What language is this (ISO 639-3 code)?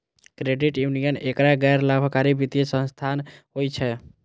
mai